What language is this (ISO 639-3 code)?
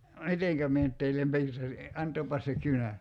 fin